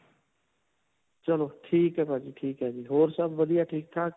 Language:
Punjabi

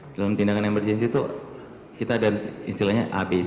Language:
Indonesian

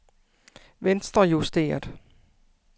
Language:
Danish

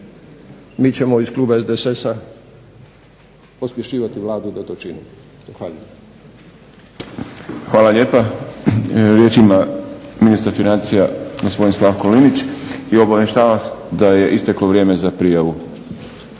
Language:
Croatian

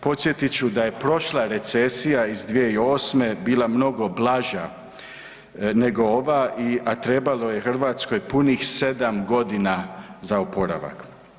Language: Croatian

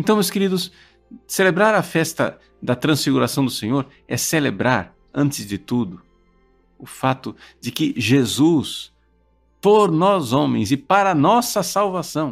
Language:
Portuguese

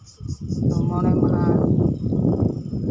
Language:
Santali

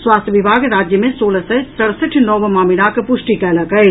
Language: Maithili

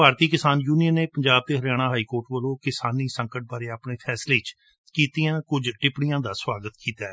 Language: Punjabi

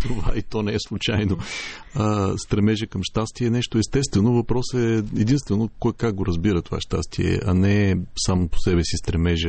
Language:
Bulgarian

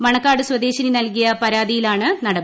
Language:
Malayalam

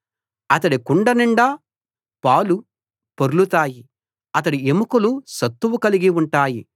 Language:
Telugu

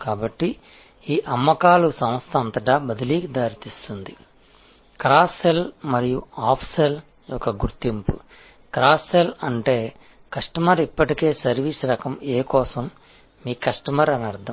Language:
Telugu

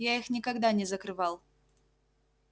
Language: Russian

